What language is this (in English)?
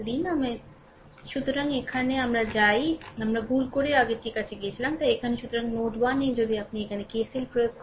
Bangla